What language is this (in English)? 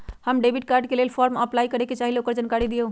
Magahi